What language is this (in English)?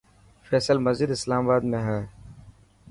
Dhatki